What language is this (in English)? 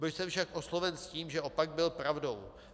Czech